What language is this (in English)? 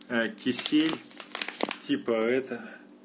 Russian